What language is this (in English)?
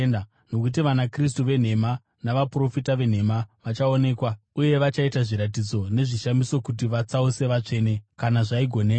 Shona